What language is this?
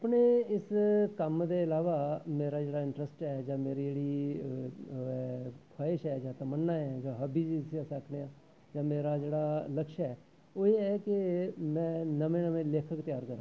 Dogri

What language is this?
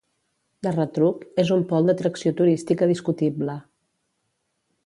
Catalan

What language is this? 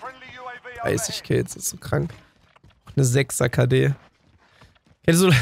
German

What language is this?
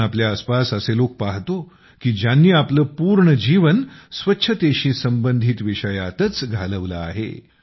Marathi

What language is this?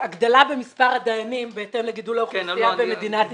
Hebrew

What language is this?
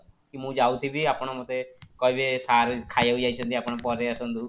Odia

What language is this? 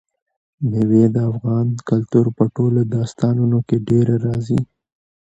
Pashto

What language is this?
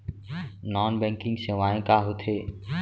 Chhattisgarhi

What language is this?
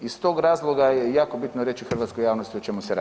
Croatian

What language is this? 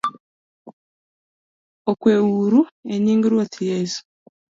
Luo (Kenya and Tanzania)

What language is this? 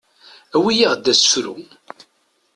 Kabyle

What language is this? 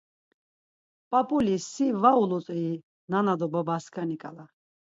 Laz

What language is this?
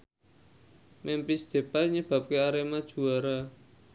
Javanese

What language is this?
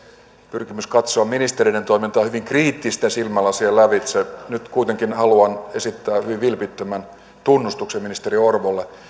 Finnish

